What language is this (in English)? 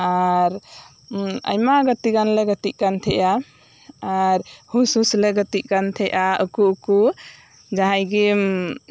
Santali